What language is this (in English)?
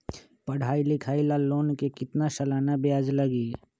Magahi